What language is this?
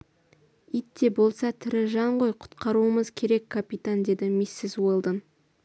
Kazakh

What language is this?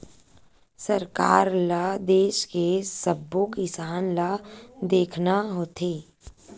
Chhattisgarhi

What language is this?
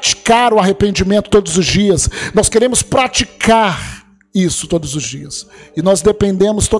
Portuguese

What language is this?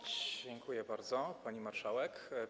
Polish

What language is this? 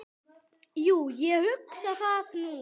Icelandic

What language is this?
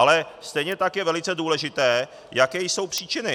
Czech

